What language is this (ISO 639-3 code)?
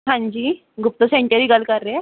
pan